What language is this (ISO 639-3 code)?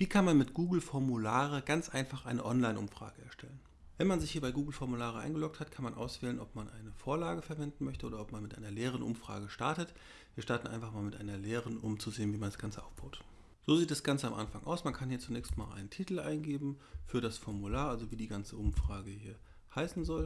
deu